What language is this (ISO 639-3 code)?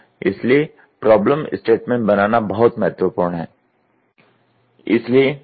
hin